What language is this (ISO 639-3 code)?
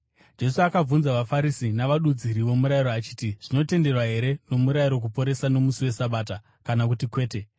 sna